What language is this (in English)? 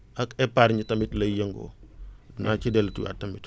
Wolof